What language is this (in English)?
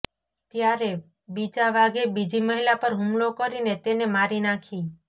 Gujarati